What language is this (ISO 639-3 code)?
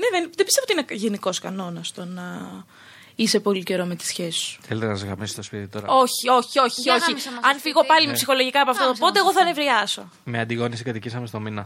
ell